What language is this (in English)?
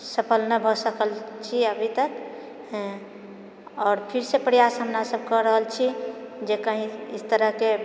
Maithili